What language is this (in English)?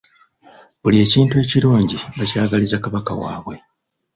Ganda